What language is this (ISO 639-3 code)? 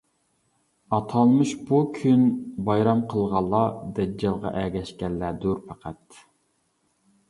uig